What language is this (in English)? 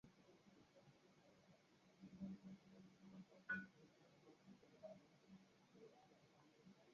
Swahili